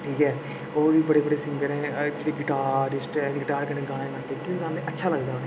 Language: Dogri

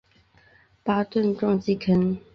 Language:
Chinese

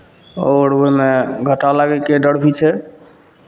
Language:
Maithili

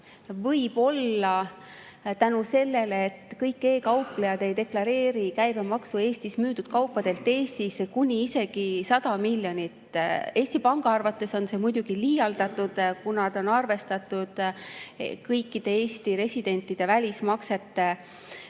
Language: Estonian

